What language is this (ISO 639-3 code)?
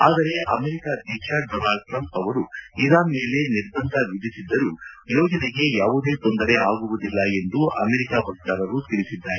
kan